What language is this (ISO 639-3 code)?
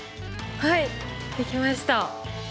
jpn